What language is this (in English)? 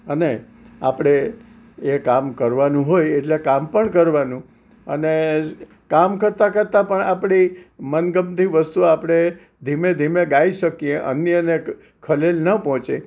Gujarati